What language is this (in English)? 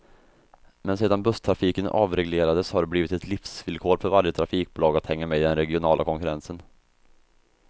Swedish